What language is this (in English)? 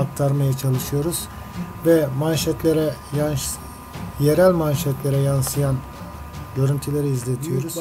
Turkish